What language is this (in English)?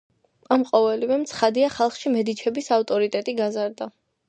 Georgian